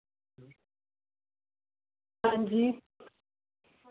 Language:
Dogri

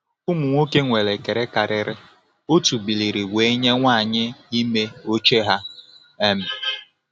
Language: Igbo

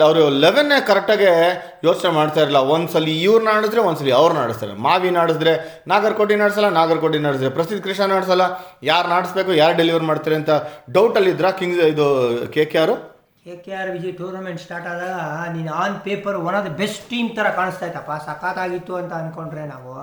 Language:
Kannada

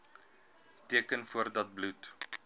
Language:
Afrikaans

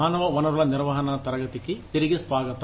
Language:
Telugu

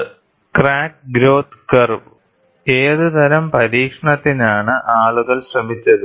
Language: Malayalam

